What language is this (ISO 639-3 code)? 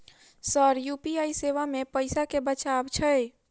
mai